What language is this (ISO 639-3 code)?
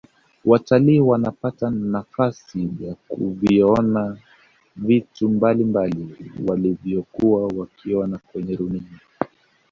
swa